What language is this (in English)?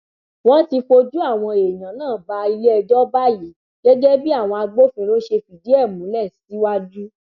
Yoruba